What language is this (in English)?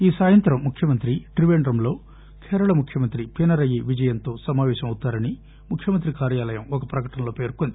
Telugu